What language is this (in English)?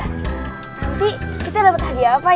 Indonesian